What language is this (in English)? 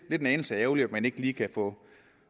Danish